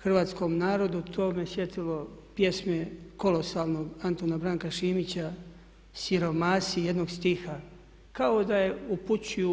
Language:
Croatian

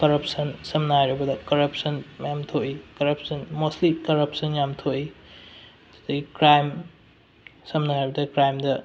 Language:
Manipuri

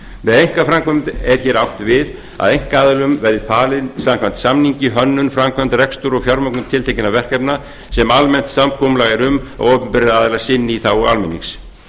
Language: Icelandic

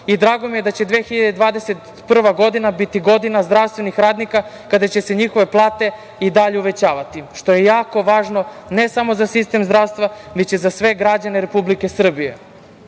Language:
Serbian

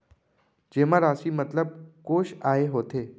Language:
Chhattisgarhi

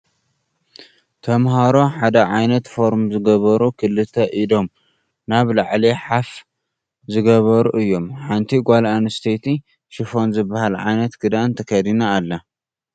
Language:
Tigrinya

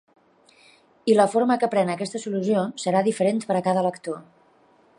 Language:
Catalan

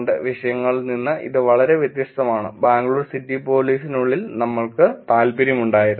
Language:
Malayalam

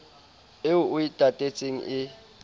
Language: Southern Sotho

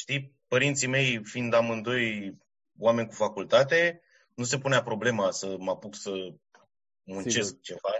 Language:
Romanian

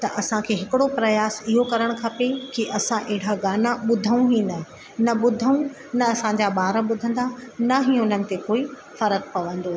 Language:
Sindhi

